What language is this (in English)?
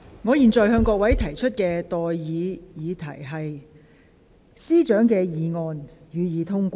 Cantonese